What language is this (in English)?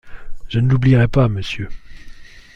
French